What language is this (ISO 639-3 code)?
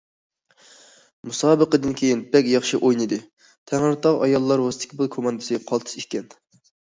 uig